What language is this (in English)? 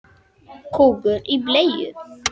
Icelandic